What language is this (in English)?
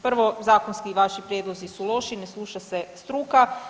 Croatian